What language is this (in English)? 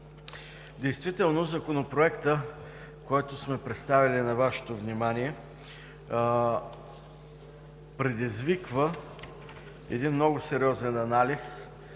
Bulgarian